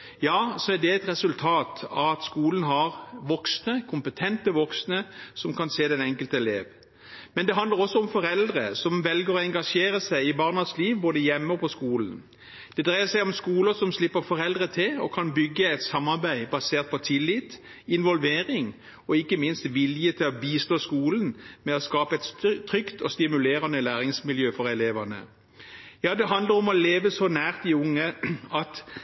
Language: Norwegian Bokmål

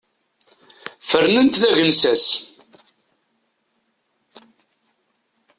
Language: Kabyle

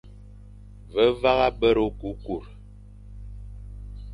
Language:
Fang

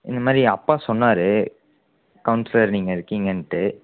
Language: Tamil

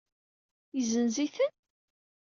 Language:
Kabyle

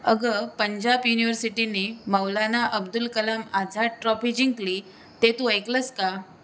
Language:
Marathi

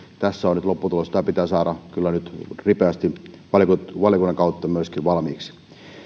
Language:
Finnish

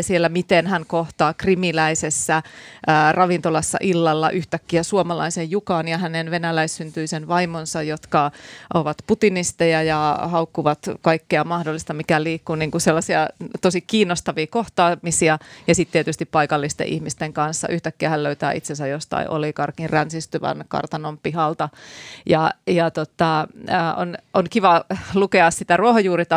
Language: Finnish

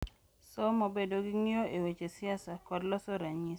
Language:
Luo (Kenya and Tanzania)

